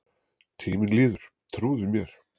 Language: Icelandic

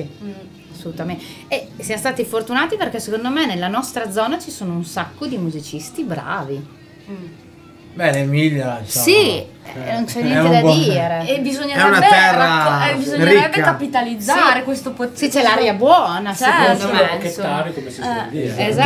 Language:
Italian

